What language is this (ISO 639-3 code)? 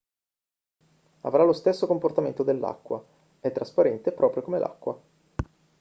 ita